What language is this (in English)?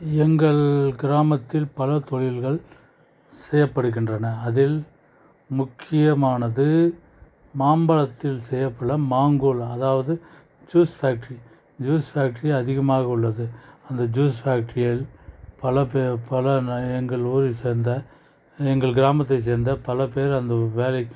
Tamil